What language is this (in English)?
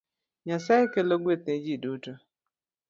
Luo (Kenya and Tanzania)